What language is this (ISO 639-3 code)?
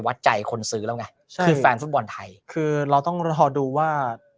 tha